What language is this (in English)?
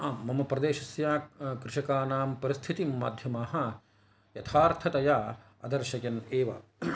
Sanskrit